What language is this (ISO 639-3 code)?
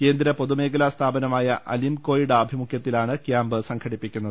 mal